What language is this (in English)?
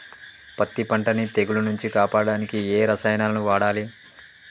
Telugu